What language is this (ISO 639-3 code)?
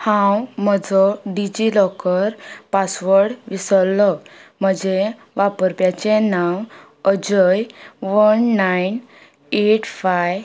kok